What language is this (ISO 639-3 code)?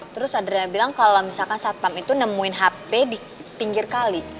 ind